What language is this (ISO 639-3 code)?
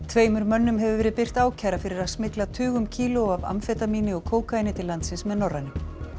isl